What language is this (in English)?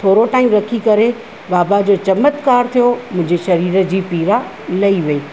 Sindhi